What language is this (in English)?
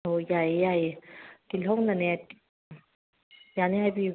Manipuri